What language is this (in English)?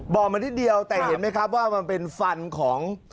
Thai